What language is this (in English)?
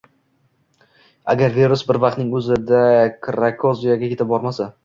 Uzbek